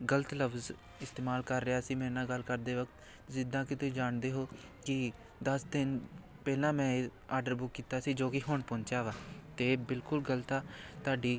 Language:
Punjabi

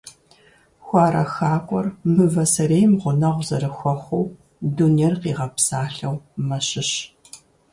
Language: Kabardian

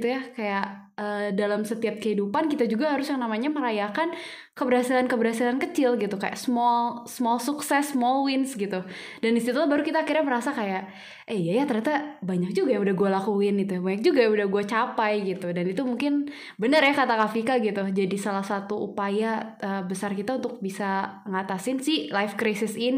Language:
Indonesian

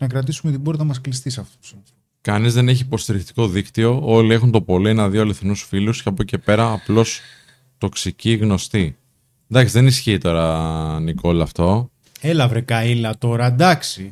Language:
Greek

